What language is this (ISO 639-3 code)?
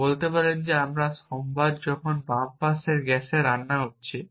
ben